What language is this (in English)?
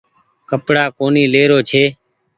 Goaria